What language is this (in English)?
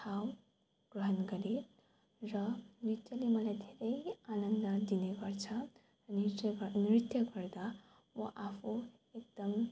Nepali